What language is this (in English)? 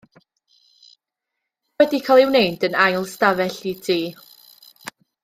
Welsh